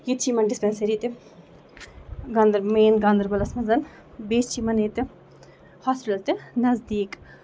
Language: Kashmiri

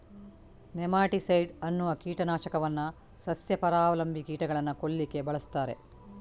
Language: Kannada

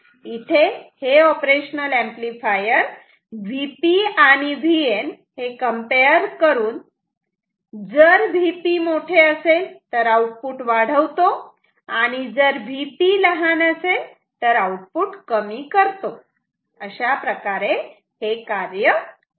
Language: Marathi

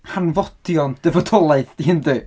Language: Welsh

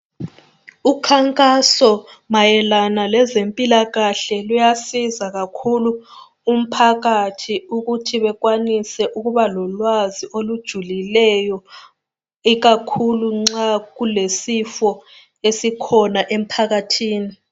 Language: North Ndebele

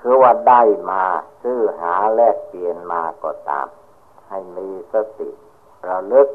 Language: Thai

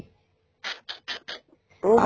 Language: Punjabi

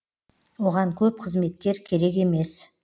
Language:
Kazakh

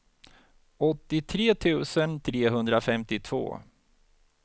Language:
Swedish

